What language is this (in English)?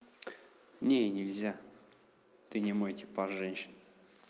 Russian